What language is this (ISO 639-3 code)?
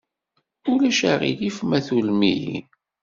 kab